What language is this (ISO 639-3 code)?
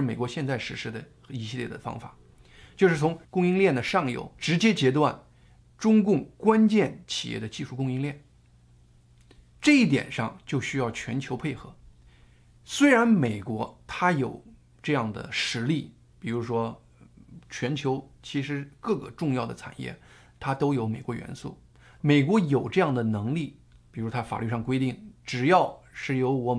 zho